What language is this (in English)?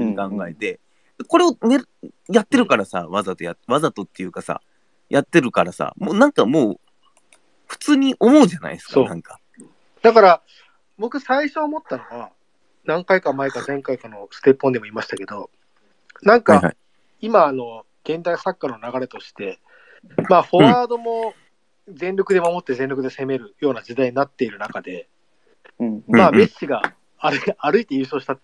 Japanese